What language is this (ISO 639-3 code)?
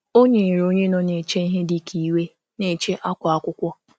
ibo